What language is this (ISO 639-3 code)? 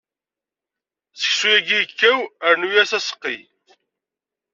kab